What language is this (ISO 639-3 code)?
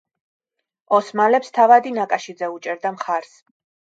kat